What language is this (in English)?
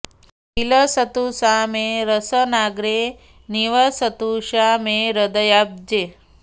Sanskrit